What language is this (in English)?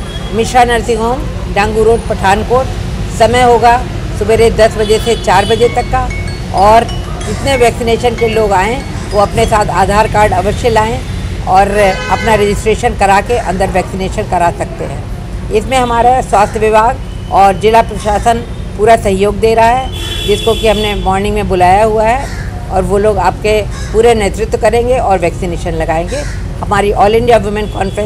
Hindi